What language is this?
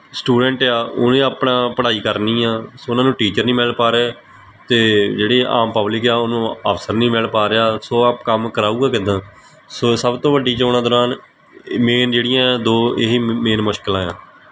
Punjabi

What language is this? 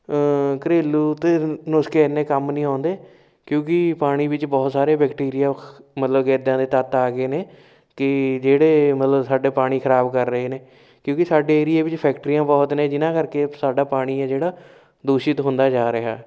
Punjabi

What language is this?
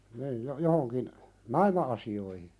Finnish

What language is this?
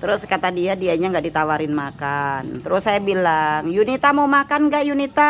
Indonesian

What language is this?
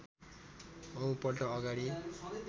Nepali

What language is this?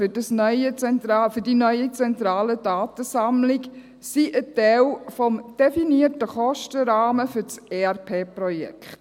Swiss German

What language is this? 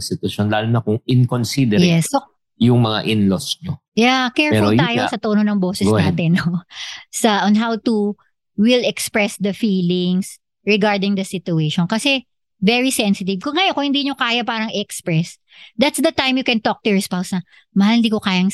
Filipino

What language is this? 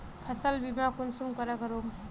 Magahi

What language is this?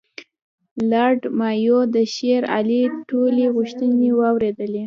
Pashto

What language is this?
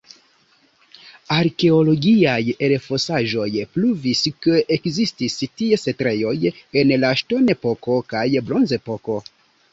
Esperanto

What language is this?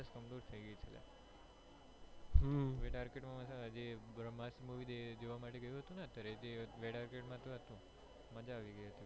Gujarati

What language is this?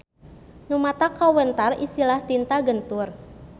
Sundanese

